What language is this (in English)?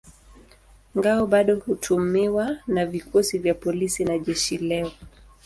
Swahili